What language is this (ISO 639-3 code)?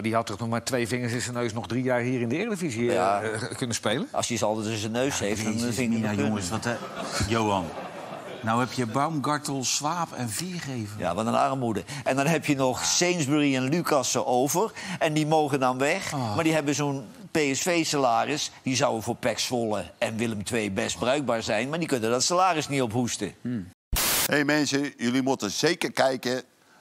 nld